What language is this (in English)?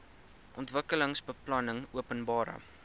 Afrikaans